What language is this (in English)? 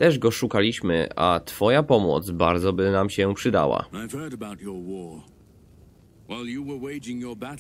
Polish